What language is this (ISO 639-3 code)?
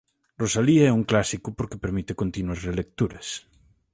glg